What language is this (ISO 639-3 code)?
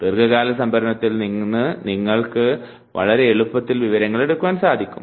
mal